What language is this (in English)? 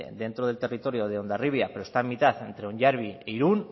Spanish